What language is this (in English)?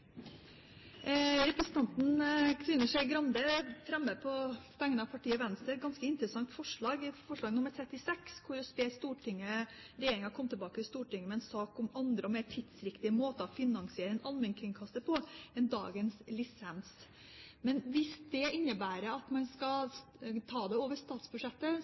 Norwegian Bokmål